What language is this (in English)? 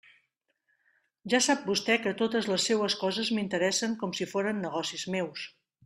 Catalan